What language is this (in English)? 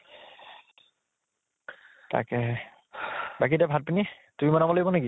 Assamese